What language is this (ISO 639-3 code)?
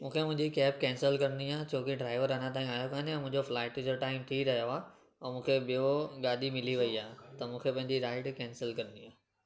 snd